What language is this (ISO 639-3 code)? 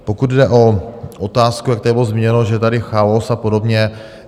ces